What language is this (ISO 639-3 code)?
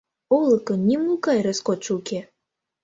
chm